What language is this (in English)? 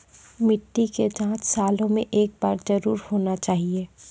Maithili